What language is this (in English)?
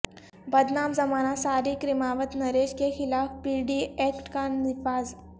Urdu